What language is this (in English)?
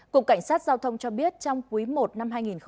Vietnamese